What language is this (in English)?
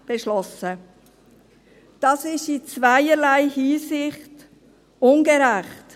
Swiss German